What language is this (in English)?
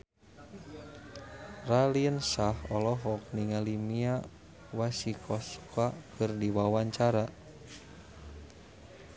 Sundanese